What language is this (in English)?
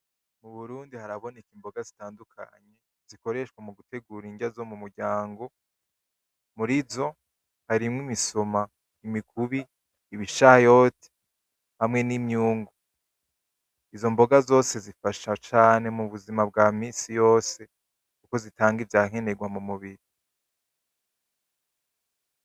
Rundi